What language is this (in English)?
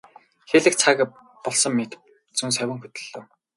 Mongolian